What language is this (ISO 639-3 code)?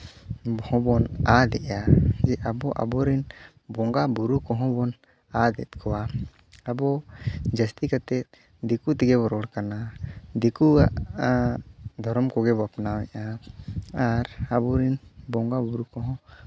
sat